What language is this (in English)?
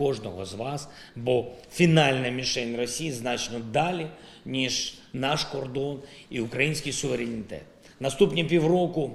Ukrainian